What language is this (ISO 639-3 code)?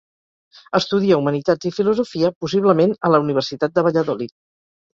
cat